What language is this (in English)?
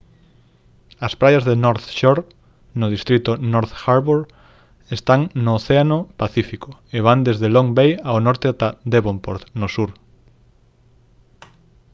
Galician